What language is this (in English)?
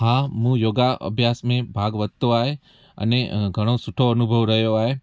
Sindhi